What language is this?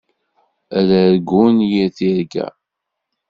Kabyle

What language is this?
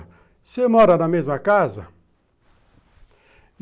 Portuguese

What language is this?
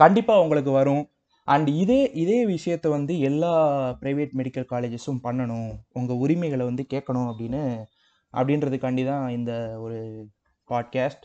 Tamil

